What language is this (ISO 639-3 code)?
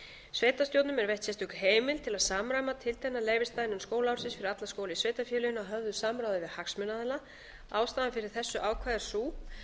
isl